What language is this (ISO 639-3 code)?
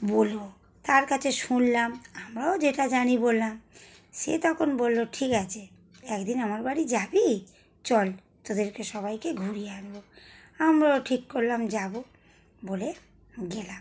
ben